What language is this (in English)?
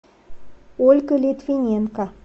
Russian